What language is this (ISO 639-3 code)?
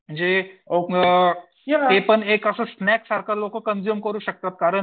mar